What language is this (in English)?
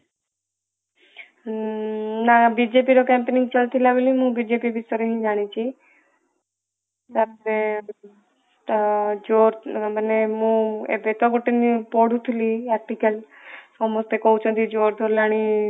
Odia